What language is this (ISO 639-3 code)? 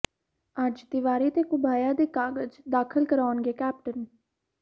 pan